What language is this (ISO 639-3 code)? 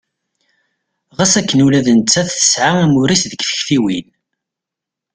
kab